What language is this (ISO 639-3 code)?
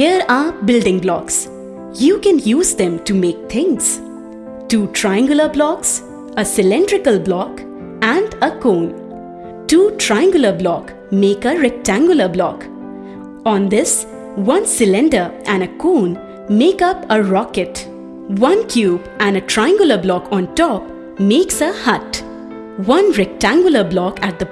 eng